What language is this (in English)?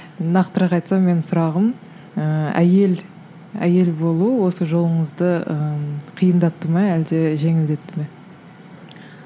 Kazakh